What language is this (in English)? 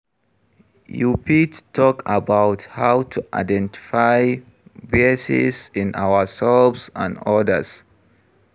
Nigerian Pidgin